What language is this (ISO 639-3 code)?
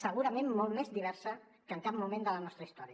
cat